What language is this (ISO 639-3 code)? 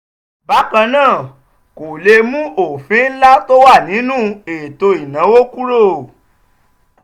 yor